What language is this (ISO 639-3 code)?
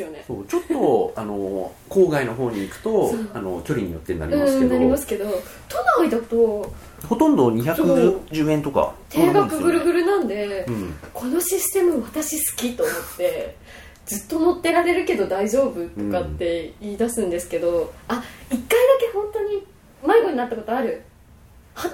jpn